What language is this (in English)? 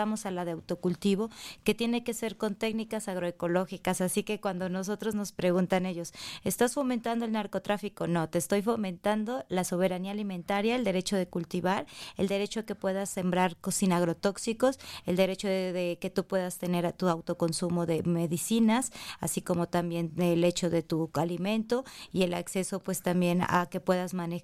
Spanish